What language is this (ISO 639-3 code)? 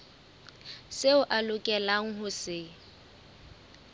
sot